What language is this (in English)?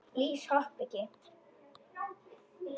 Icelandic